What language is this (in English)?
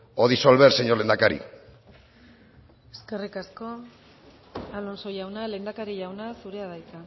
Basque